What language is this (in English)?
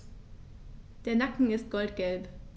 German